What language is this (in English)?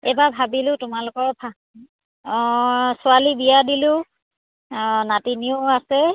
Assamese